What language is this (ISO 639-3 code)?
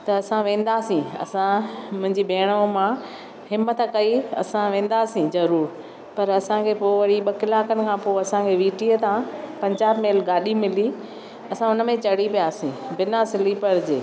snd